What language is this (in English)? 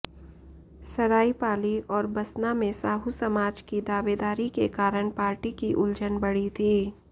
Hindi